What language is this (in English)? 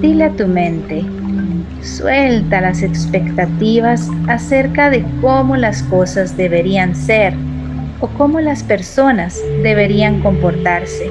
Spanish